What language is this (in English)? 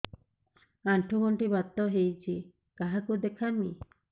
Odia